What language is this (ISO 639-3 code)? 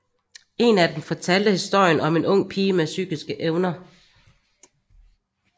dan